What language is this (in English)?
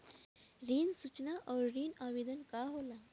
Bhojpuri